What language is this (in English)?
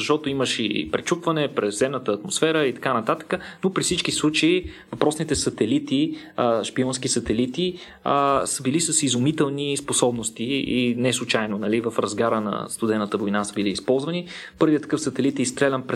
Bulgarian